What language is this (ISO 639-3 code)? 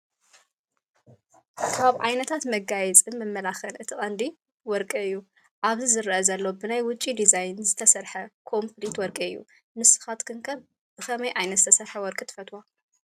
tir